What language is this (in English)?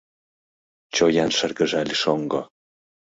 Mari